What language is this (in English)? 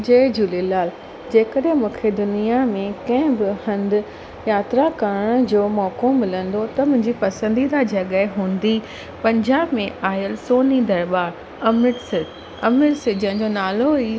Sindhi